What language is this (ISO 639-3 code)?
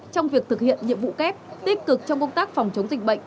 vie